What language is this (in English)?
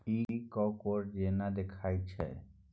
Maithili